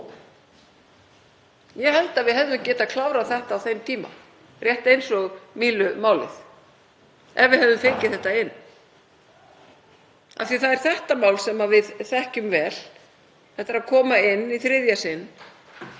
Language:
Icelandic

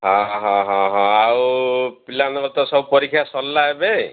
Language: Odia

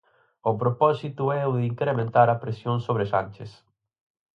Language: Galician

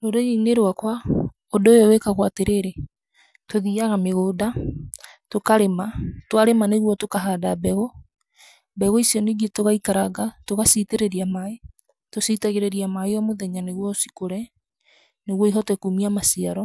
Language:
Kikuyu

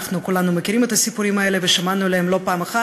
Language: Hebrew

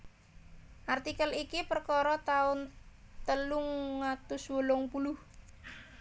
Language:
Javanese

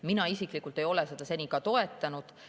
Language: Estonian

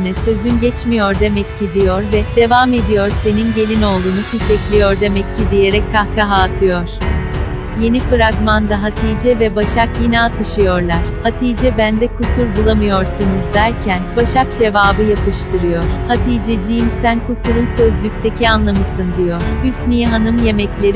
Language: Turkish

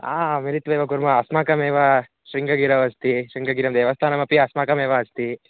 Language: Sanskrit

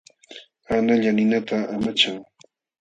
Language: Jauja Wanca Quechua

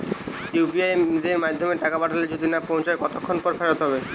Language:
Bangla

